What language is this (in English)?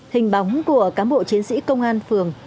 Vietnamese